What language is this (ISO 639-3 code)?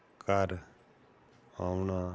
pan